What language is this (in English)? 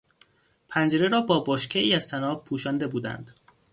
Persian